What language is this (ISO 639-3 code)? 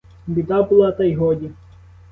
ukr